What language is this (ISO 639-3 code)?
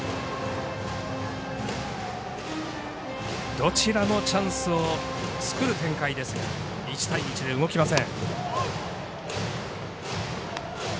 jpn